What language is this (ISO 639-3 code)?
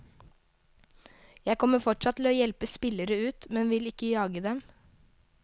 nor